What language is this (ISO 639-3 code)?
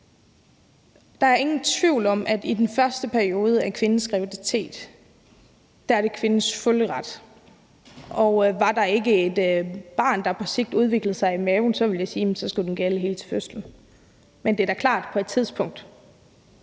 dan